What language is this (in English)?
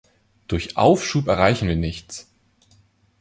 German